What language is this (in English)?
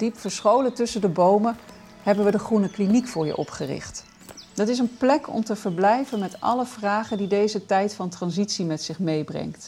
Dutch